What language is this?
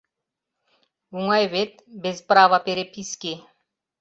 Mari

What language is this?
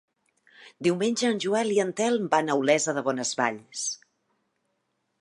Catalan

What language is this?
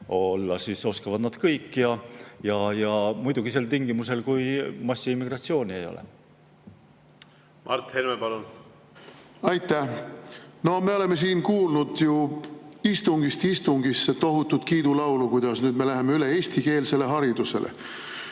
Estonian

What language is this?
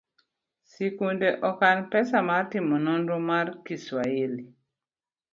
Luo (Kenya and Tanzania)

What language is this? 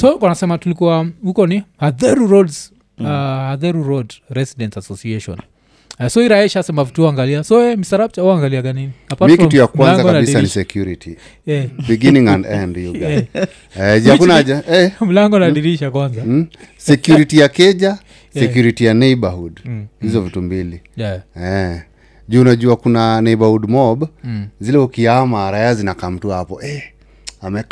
Swahili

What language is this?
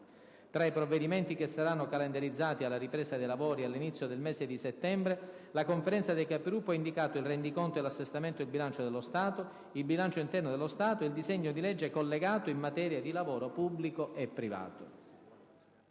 Italian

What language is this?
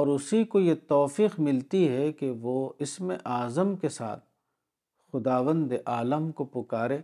Urdu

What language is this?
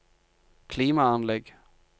Norwegian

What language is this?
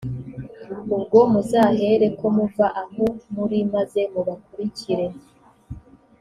Kinyarwanda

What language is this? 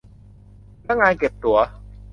Thai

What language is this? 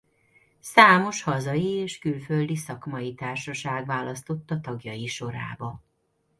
Hungarian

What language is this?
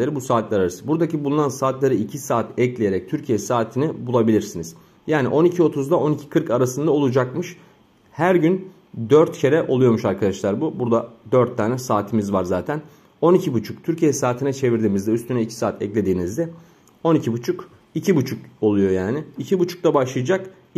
Turkish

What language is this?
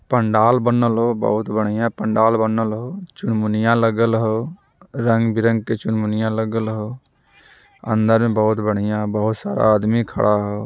Magahi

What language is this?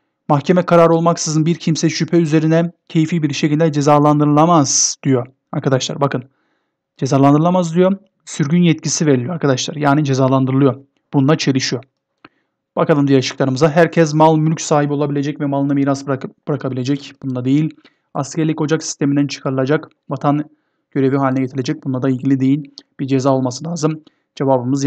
Turkish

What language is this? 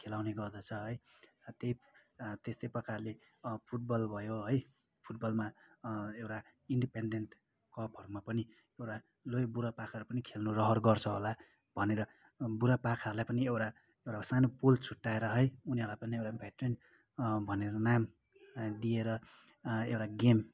Nepali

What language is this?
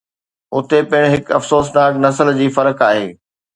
Sindhi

